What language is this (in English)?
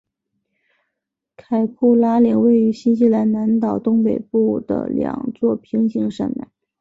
Chinese